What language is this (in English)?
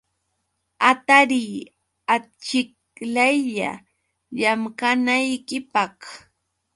Yauyos Quechua